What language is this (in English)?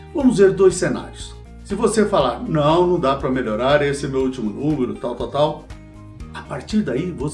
Portuguese